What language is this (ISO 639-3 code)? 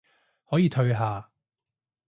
yue